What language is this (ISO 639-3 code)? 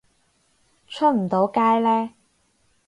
yue